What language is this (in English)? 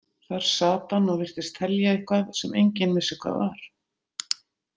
Icelandic